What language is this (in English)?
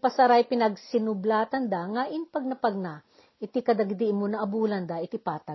Filipino